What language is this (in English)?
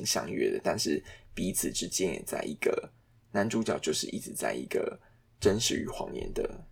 Chinese